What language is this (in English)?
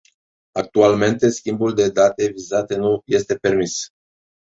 Romanian